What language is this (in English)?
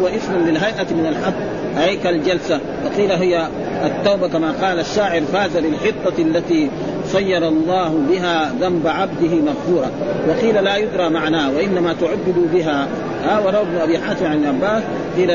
Arabic